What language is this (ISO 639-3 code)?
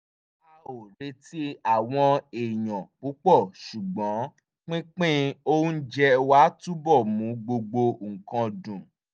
yor